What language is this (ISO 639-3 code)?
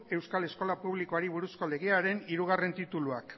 eus